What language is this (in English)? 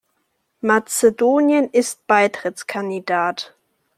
German